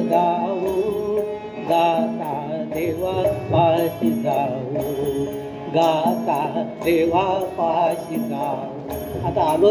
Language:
Marathi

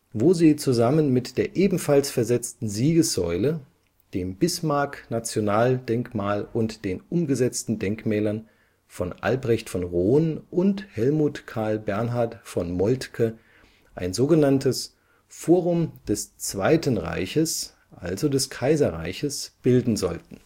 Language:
German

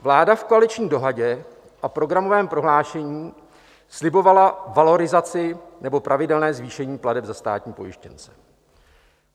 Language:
Czech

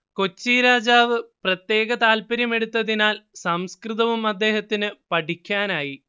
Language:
Malayalam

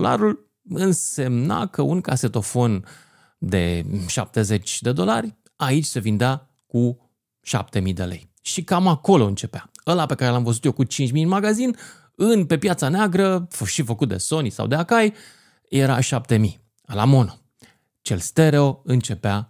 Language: Romanian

